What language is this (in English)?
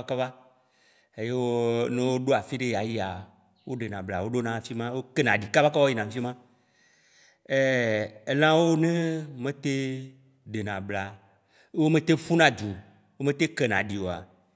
Waci Gbe